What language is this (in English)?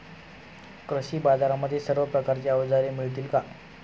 Marathi